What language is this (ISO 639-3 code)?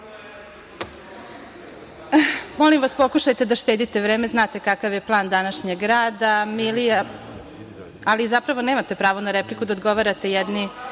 srp